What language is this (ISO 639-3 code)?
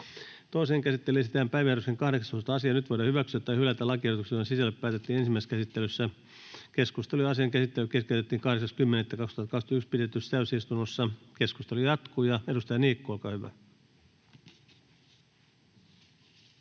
fin